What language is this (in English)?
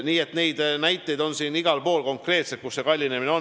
Estonian